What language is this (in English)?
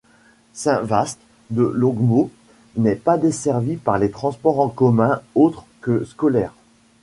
French